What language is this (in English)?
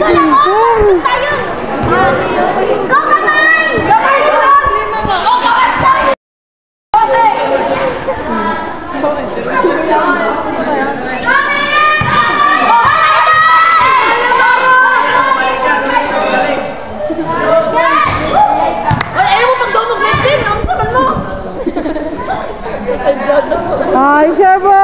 Arabic